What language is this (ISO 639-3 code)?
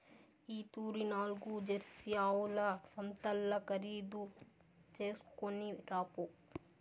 tel